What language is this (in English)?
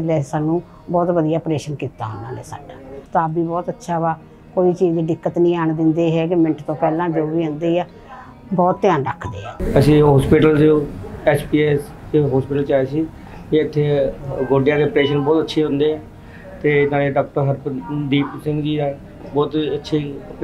Punjabi